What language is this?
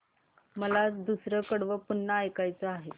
Marathi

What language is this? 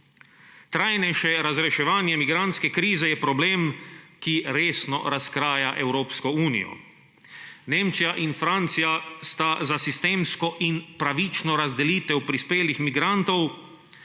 Slovenian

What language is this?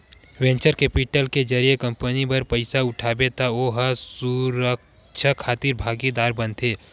Chhattisgarhi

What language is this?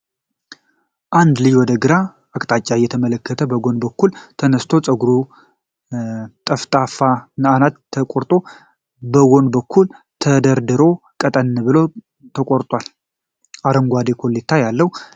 Amharic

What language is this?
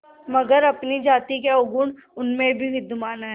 Hindi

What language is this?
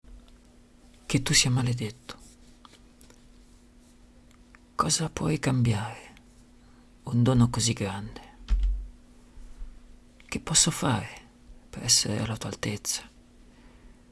Italian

